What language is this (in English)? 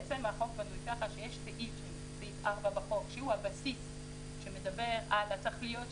Hebrew